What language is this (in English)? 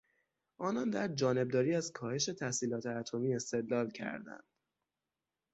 Persian